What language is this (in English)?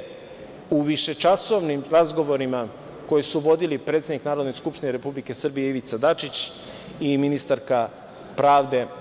Serbian